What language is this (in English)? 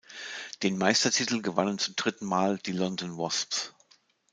German